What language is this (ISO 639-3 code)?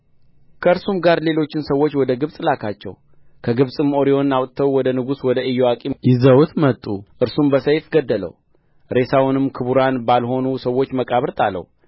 amh